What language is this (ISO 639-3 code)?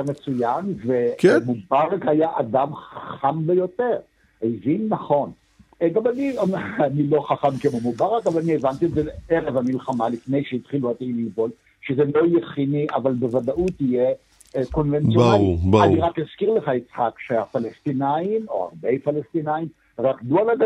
heb